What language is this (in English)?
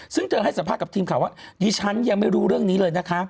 Thai